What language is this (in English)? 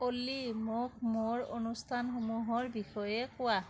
Assamese